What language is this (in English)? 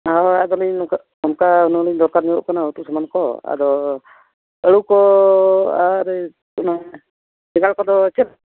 Santali